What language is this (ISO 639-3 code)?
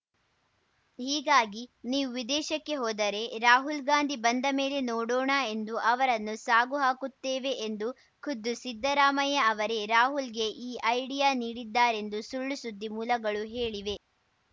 kan